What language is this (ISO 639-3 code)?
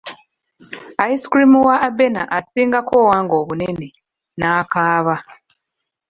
lug